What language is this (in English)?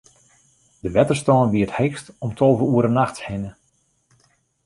Western Frisian